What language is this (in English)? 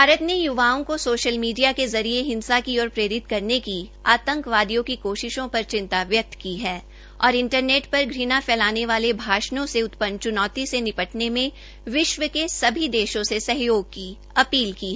Hindi